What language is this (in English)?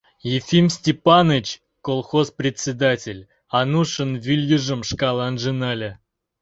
Mari